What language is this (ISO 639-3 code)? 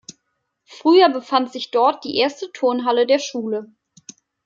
deu